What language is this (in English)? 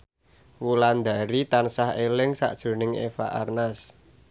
Javanese